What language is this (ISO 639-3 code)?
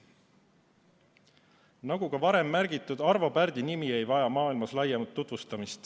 est